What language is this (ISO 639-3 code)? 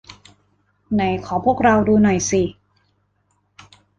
tha